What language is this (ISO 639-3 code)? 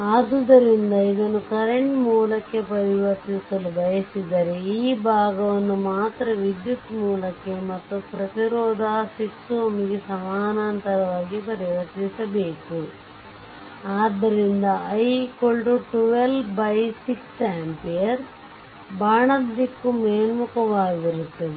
kan